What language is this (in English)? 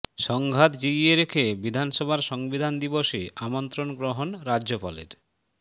Bangla